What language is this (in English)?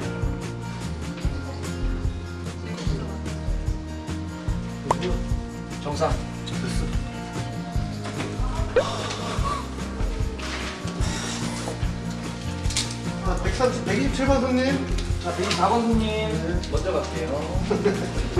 Korean